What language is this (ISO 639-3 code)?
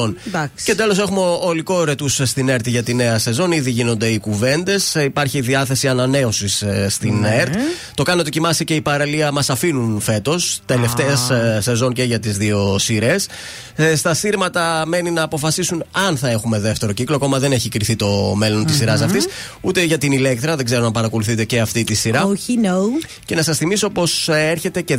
ell